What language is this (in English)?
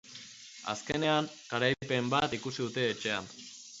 Basque